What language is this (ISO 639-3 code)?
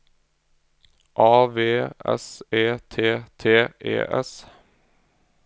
nor